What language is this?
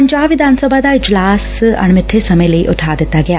Punjabi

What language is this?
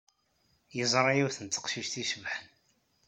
Kabyle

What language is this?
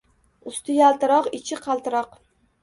Uzbek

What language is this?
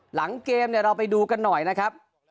Thai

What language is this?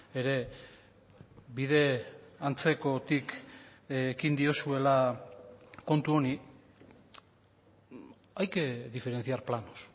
Basque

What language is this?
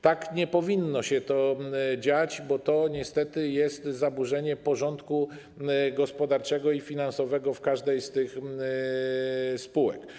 Polish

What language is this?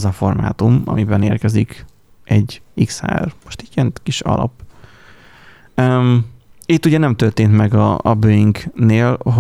Hungarian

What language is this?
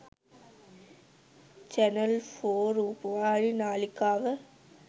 Sinhala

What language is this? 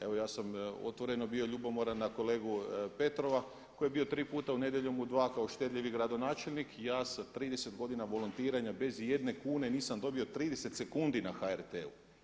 Croatian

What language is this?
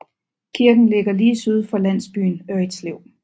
Danish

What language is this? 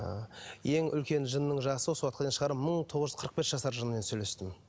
Kazakh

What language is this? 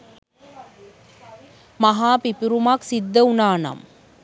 Sinhala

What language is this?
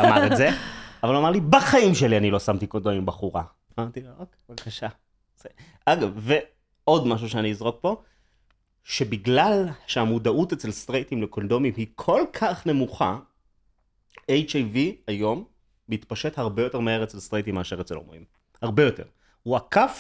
Hebrew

